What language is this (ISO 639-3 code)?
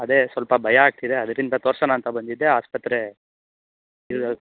kan